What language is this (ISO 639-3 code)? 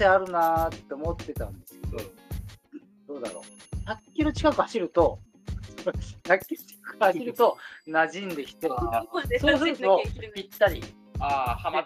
jpn